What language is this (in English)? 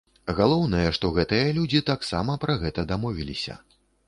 Belarusian